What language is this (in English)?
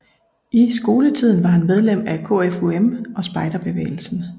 Danish